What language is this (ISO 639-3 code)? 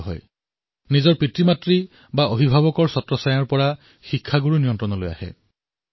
asm